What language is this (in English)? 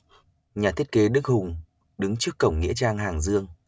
Vietnamese